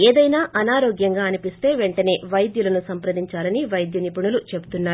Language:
Telugu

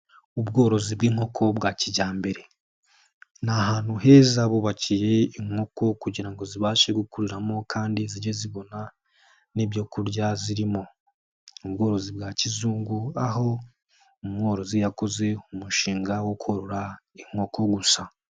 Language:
Kinyarwanda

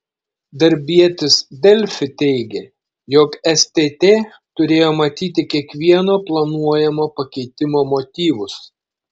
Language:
Lithuanian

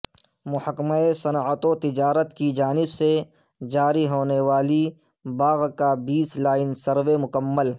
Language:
Urdu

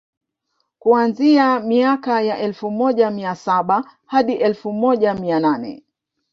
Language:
Swahili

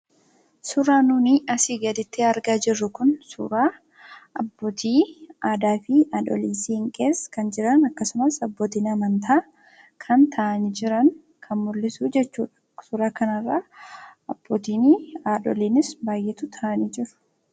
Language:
Oromo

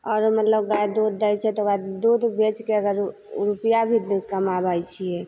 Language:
Maithili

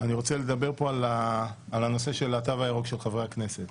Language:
Hebrew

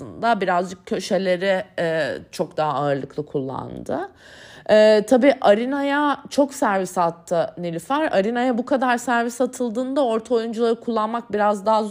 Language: Turkish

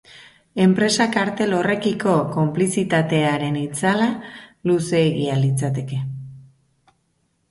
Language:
Basque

